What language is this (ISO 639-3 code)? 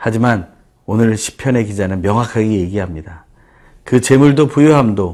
kor